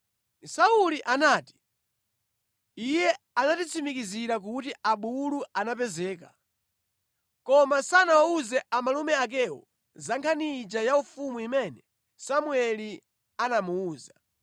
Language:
Nyanja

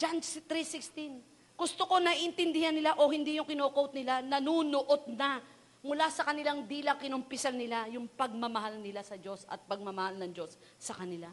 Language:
Filipino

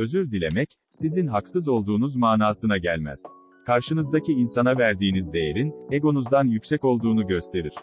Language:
Turkish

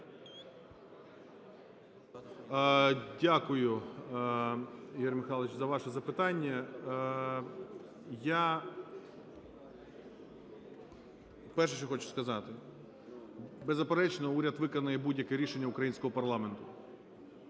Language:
Ukrainian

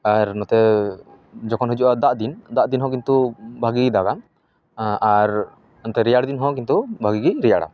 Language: Santali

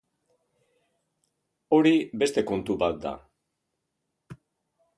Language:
Basque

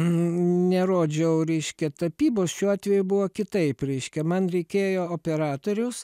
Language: Lithuanian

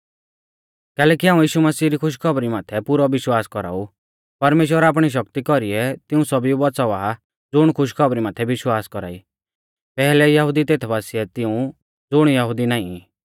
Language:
Mahasu Pahari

